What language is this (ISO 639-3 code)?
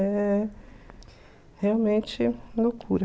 por